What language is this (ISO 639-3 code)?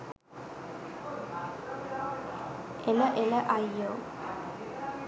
sin